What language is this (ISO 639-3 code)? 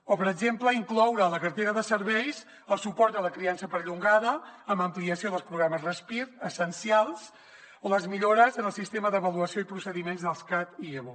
cat